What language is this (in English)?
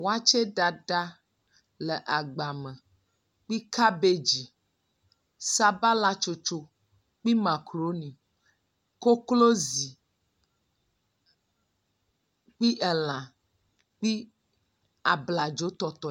Ewe